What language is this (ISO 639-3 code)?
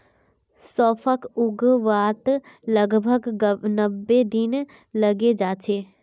mag